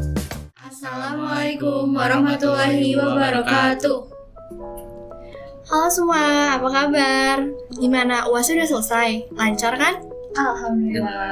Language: Indonesian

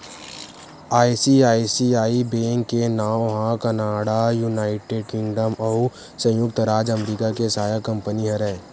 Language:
Chhattisgarhi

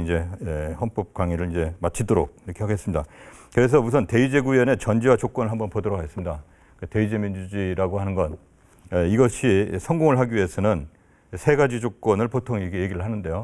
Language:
Korean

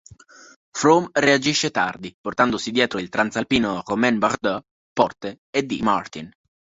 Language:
Italian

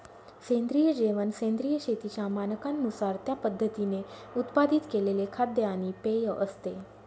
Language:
Marathi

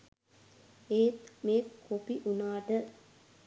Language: Sinhala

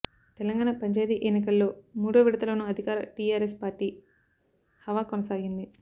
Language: Telugu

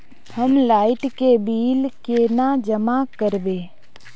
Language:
Magahi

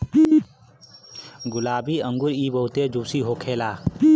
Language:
Bhojpuri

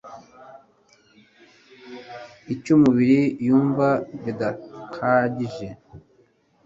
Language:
Kinyarwanda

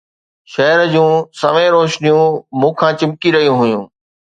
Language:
Sindhi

